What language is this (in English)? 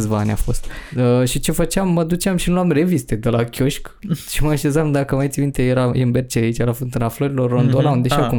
Romanian